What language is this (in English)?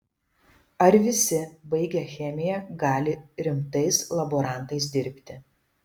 Lithuanian